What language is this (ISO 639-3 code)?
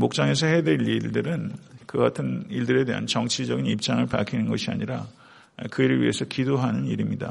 kor